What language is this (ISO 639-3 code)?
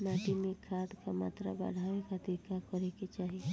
bho